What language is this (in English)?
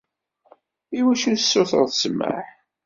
Kabyle